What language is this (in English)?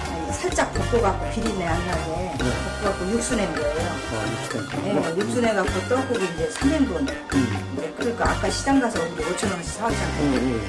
Korean